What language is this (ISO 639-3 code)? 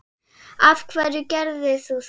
isl